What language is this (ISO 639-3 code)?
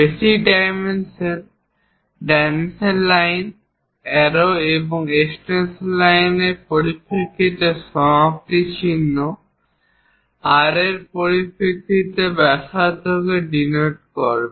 ben